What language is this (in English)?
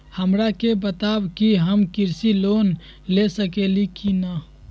Magahi